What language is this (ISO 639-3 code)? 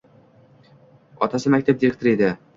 uzb